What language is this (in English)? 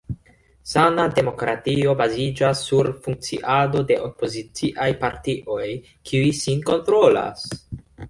Esperanto